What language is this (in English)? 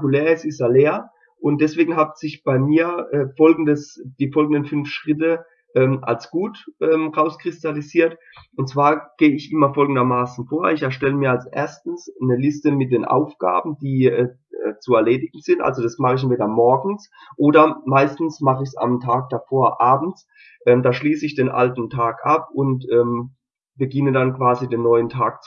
German